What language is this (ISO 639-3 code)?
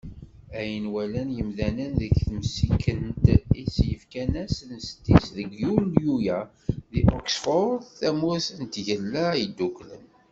kab